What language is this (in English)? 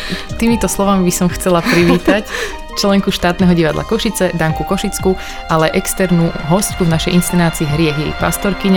Slovak